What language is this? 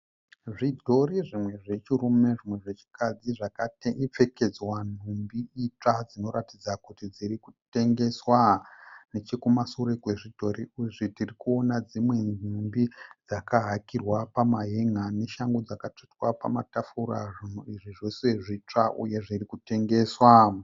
Shona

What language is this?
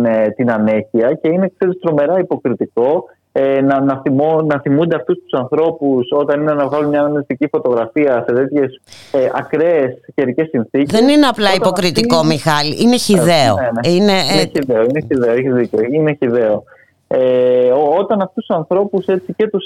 Greek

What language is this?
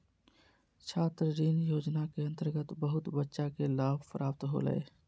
Magahi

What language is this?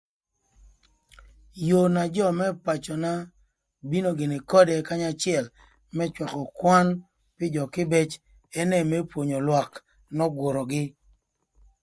Thur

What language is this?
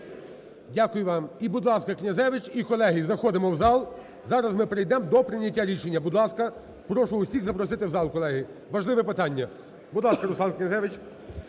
Ukrainian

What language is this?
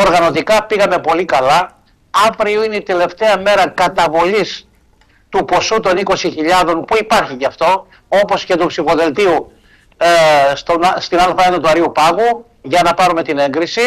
Greek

